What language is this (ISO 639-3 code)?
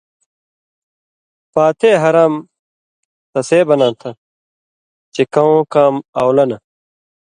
mvy